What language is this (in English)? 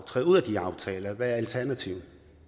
Danish